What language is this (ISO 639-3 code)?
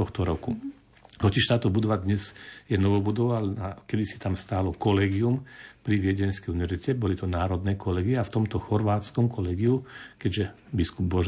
slk